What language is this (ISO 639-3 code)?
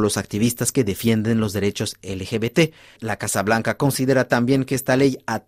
spa